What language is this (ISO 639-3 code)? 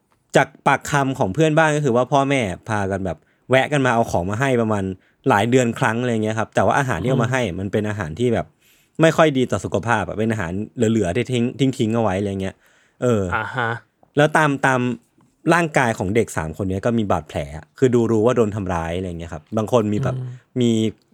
tha